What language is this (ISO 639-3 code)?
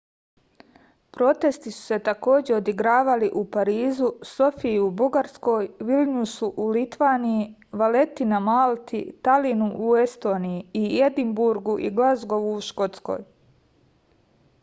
srp